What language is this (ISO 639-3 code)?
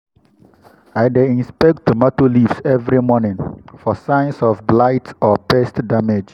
pcm